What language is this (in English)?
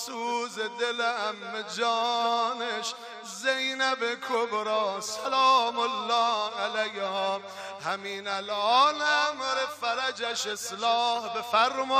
Persian